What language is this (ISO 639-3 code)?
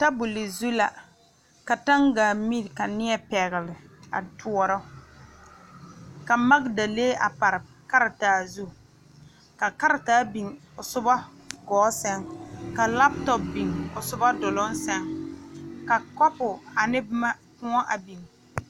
dga